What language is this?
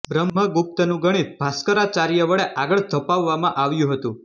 Gujarati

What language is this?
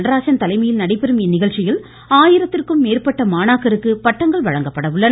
Tamil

